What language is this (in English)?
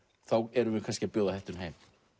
Icelandic